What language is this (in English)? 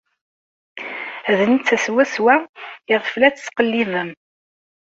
Kabyle